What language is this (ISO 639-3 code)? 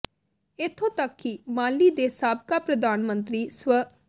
pan